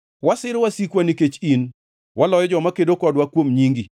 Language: Luo (Kenya and Tanzania)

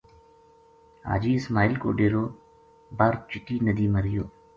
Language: Gujari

